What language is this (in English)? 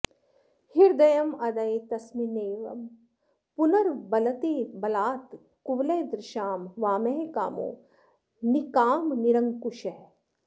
Sanskrit